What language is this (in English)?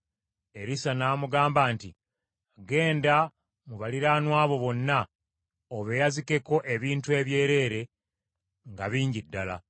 Ganda